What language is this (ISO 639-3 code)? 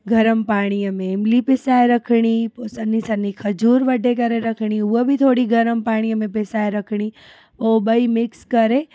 snd